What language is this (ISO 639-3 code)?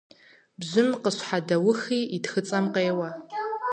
kbd